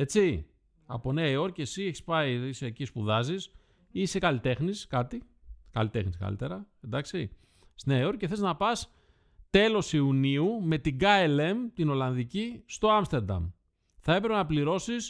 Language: Greek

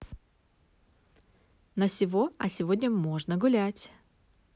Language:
Russian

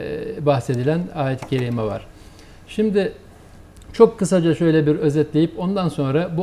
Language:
Turkish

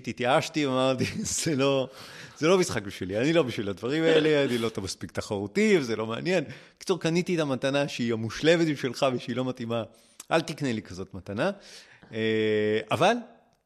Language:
Hebrew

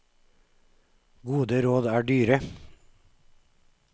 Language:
Norwegian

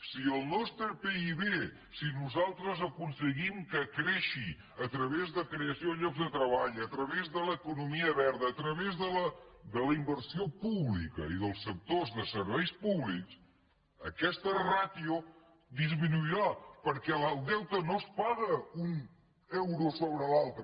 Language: Catalan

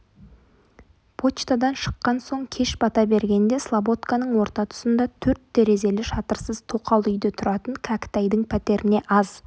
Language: Kazakh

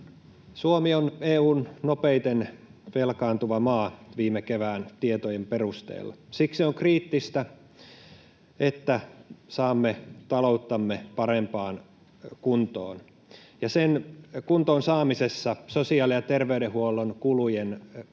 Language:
Finnish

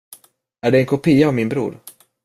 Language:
Swedish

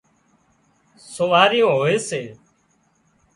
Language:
Wadiyara Koli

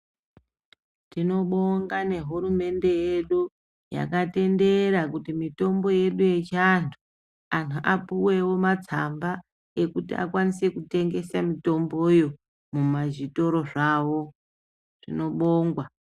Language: Ndau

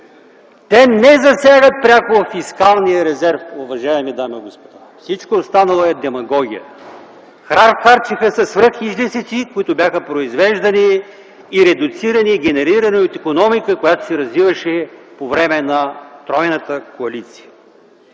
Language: Bulgarian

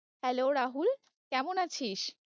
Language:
Bangla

